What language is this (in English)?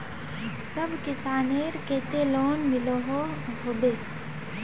Magahi